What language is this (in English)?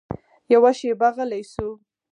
Pashto